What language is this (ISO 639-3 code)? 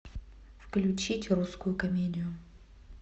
rus